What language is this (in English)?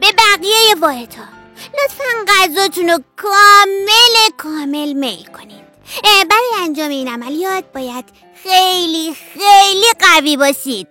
Persian